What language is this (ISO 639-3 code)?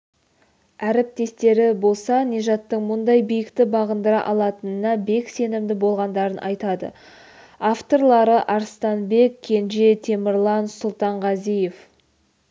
kaz